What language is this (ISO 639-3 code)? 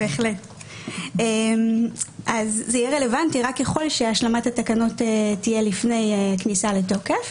heb